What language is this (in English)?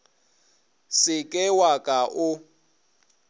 Northern Sotho